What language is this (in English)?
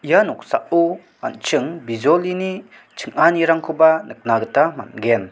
Garo